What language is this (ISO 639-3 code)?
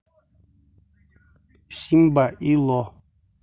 rus